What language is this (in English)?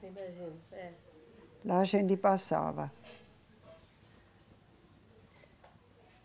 Portuguese